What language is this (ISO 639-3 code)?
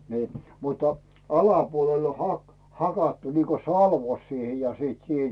fin